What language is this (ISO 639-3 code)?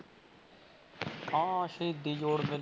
pan